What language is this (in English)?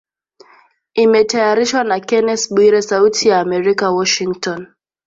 Swahili